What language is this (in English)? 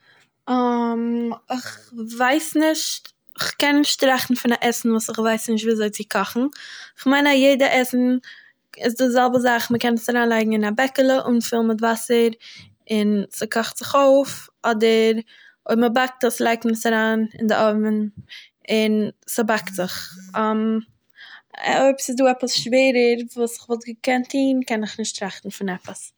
Yiddish